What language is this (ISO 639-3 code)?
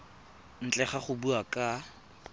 tsn